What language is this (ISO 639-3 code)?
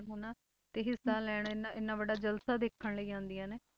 pan